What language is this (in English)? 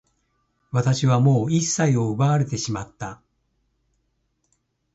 Japanese